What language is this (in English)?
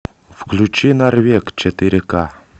Russian